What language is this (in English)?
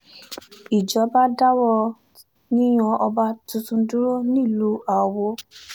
Yoruba